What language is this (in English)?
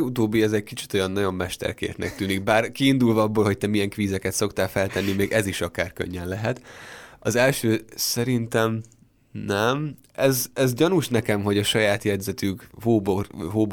Hungarian